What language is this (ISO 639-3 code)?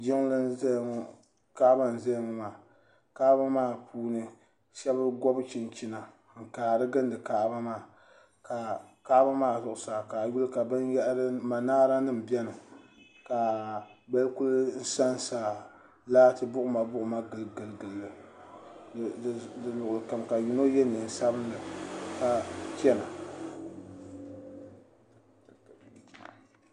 dag